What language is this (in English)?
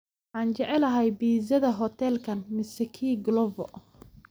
Somali